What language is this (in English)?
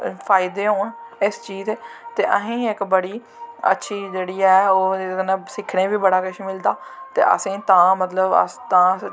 Dogri